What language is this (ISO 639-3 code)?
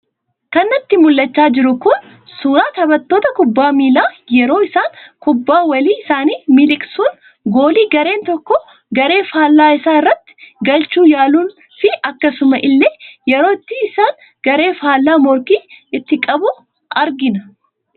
orm